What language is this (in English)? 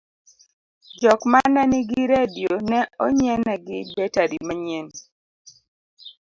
Luo (Kenya and Tanzania)